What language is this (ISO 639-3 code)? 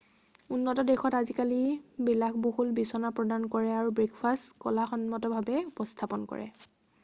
asm